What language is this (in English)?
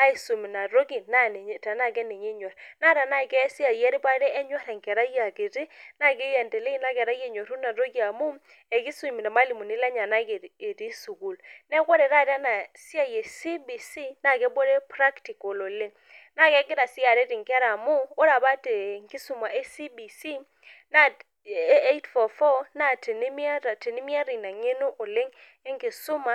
Masai